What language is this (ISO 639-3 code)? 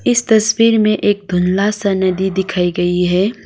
hin